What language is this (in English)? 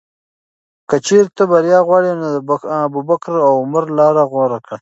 Pashto